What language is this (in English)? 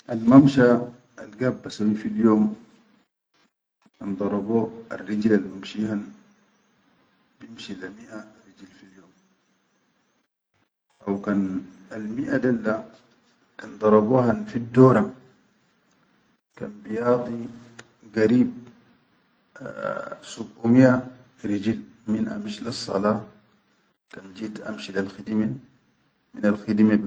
Chadian Arabic